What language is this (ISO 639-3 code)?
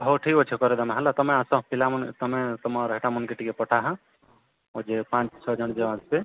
ori